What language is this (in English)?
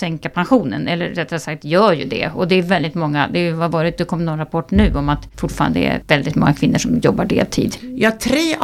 Swedish